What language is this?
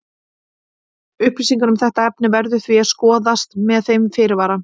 Icelandic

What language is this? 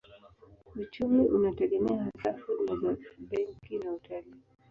Swahili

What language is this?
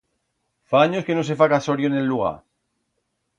Aragonese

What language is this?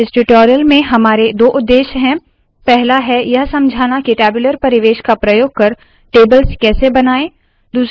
Hindi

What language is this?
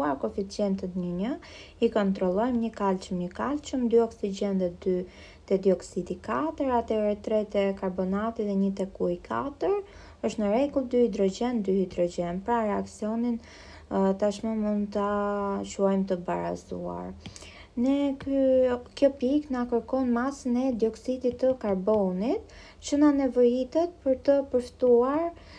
Romanian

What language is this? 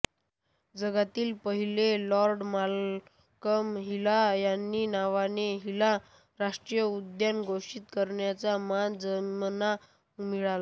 Marathi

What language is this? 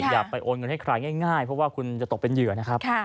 Thai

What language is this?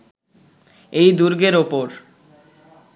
Bangla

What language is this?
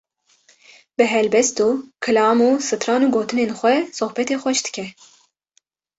Kurdish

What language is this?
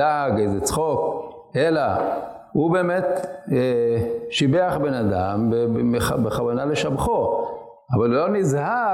Hebrew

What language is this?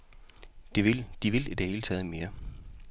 Danish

